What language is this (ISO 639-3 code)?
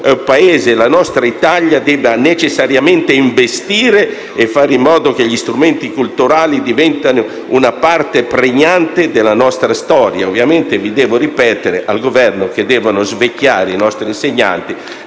ita